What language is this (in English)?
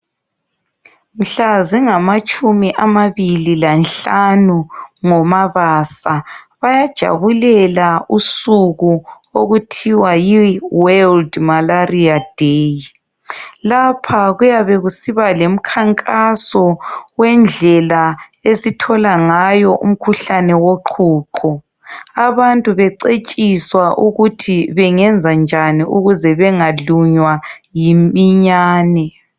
North Ndebele